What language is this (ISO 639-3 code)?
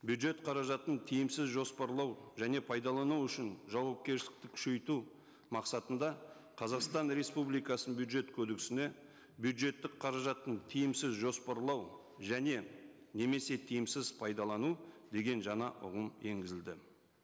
kaz